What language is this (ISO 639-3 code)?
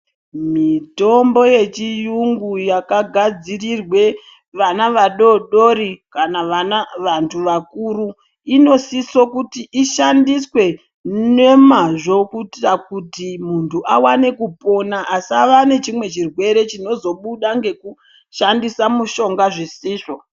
ndc